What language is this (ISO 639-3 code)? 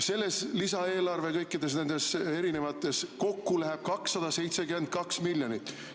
est